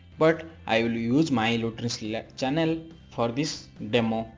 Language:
English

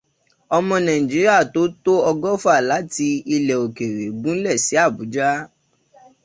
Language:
Yoruba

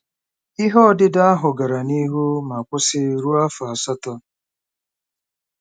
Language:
Igbo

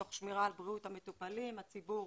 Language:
Hebrew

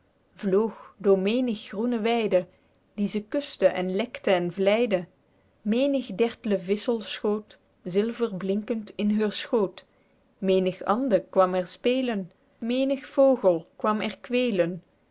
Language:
Dutch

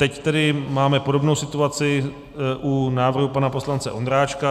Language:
Czech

